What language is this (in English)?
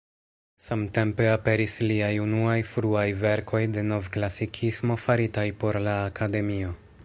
Esperanto